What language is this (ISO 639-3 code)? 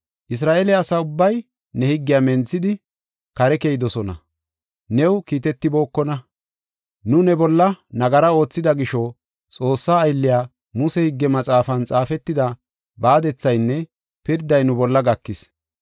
gof